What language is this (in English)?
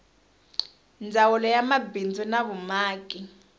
Tsonga